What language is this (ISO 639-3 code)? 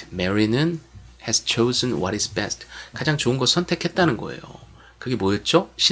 kor